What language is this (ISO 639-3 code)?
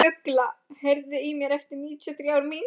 isl